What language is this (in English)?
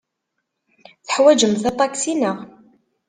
Kabyle